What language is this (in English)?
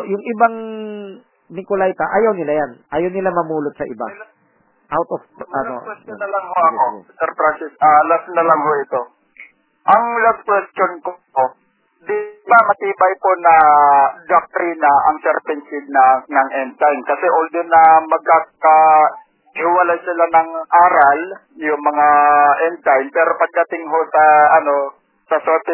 Filipino